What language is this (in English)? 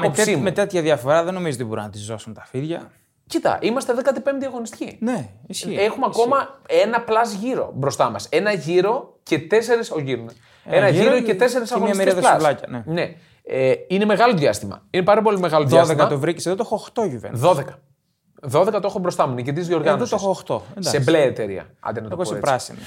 Greek